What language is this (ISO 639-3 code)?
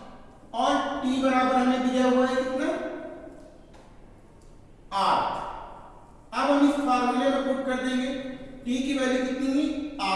hin